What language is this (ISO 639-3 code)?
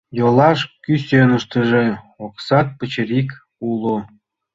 chm